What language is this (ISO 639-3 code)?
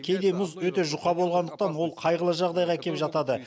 kaz